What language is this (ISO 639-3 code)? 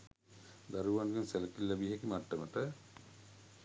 sin